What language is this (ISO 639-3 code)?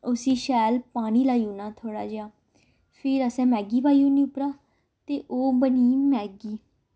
doi